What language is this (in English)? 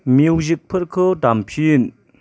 Bodo